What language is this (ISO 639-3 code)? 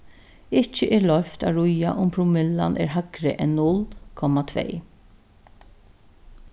fao